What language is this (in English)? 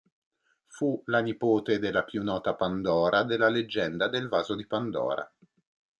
Italian